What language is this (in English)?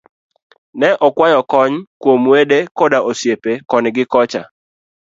Luo (Kenya and Tanzania)